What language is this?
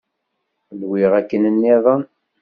Kabyle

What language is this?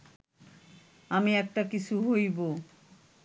Bangla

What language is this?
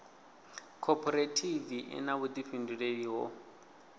Venda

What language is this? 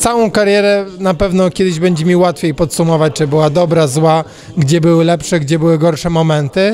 Polish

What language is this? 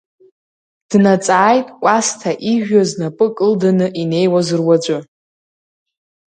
Abkhazian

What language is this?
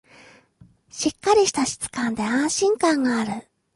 Japanese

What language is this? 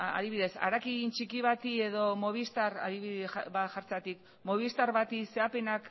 Basque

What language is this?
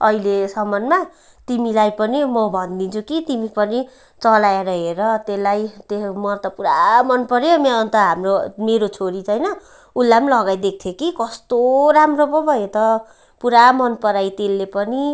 Nepali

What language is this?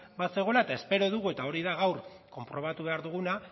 Basque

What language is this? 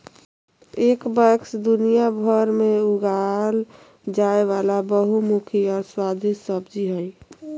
Magahi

